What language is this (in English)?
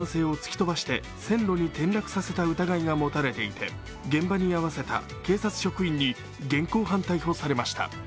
Japanese